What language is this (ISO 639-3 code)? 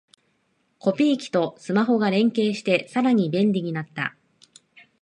jpn